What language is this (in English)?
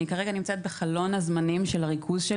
Hebrew